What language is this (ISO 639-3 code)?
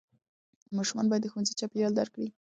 pus